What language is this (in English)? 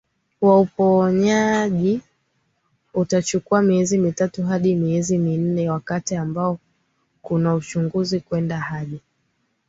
Swahili